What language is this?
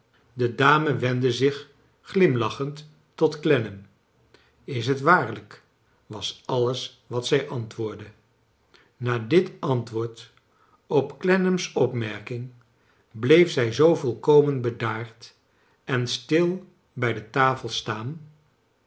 Dutch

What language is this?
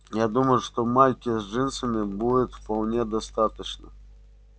Russian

